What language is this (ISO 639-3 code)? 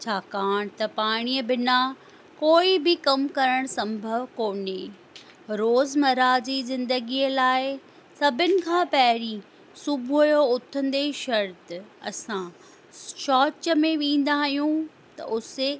snd